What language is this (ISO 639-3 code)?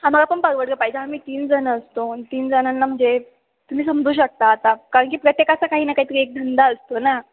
mar